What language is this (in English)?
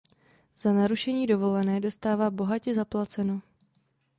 Czech